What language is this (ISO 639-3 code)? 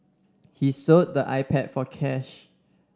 eng